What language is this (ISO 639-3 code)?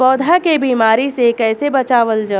bho